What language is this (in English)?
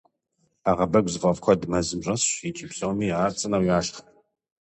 Kabardian